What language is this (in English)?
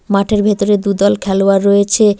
Bangla